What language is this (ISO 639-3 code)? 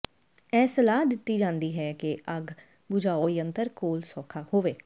pan